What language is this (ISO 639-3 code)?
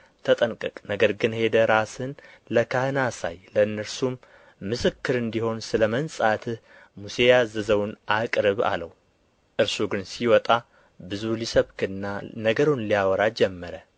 amh